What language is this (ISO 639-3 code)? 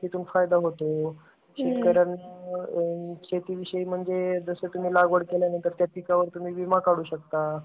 mar